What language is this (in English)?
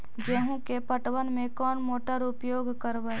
Magahi